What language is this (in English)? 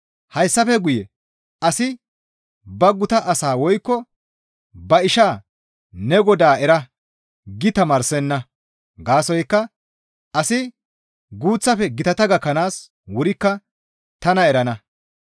Gamo